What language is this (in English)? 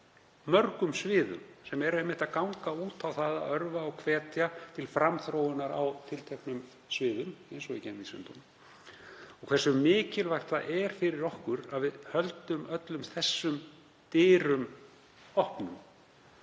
Icelandic